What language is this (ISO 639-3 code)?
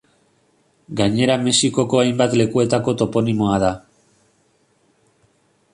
eus